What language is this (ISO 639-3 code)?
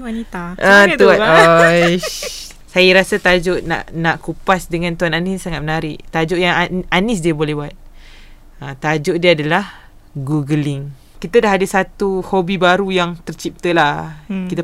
msa